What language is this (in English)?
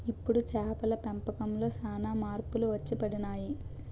Telugu